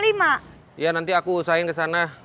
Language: Indonesian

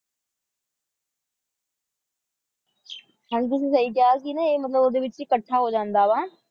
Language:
Punjabi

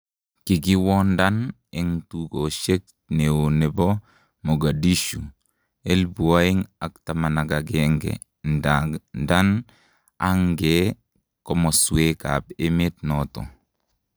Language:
Kalenjin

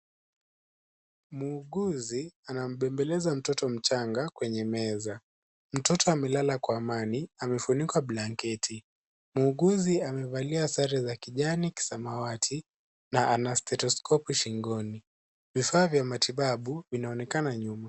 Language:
Swahili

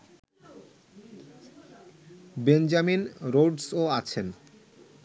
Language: Bangla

